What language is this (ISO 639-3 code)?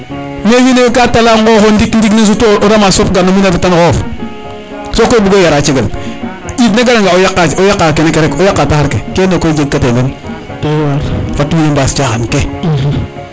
srr